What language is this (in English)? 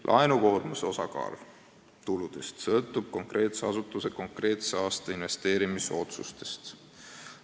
Estonian